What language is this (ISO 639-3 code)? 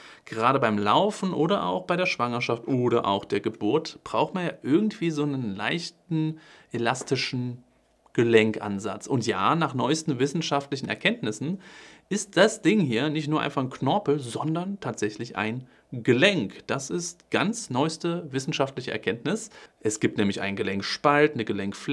deu